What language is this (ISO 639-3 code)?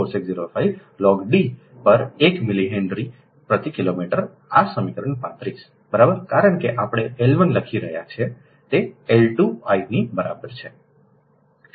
guj